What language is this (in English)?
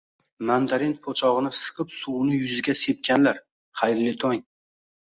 Uzbek